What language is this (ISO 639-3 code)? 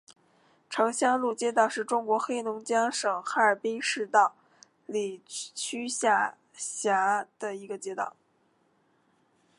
zho